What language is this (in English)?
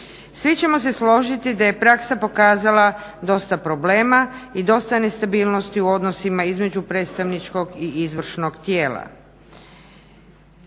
Croatian